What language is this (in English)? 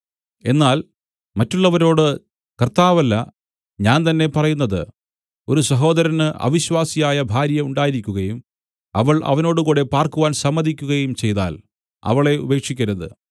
Malayalam